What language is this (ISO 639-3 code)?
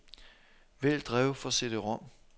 dan